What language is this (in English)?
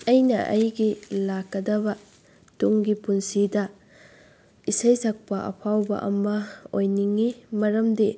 Manipuri